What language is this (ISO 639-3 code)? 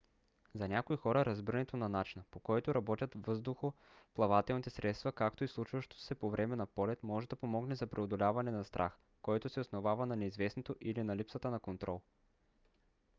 bul